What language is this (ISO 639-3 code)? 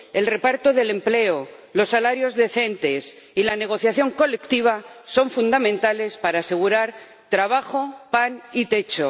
spa